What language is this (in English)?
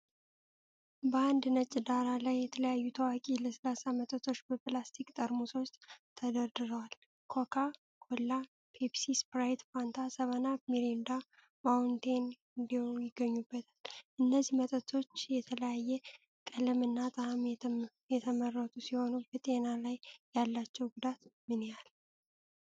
Amharic